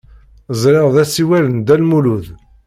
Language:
Kabyle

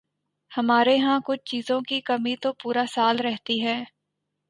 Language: Urdu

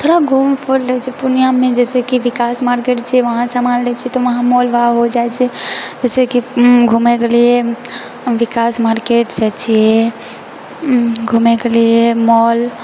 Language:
Maithili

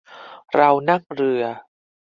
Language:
Thai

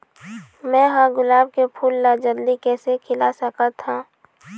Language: Chhattisgarhi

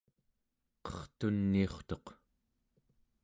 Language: Central Yupik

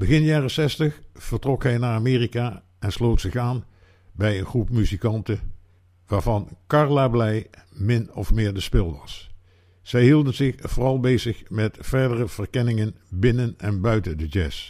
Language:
Dutch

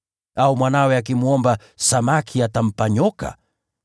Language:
Swahili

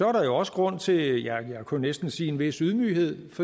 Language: Danish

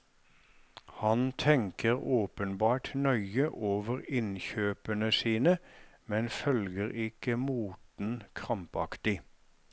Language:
Norwegian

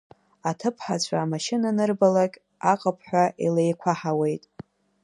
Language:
Abkhazian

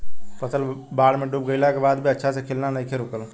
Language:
Bhojpuri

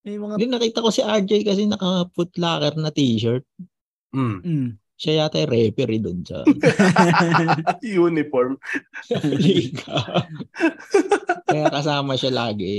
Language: Filipino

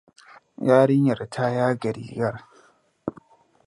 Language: Hausa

